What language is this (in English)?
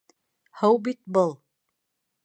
Bashkir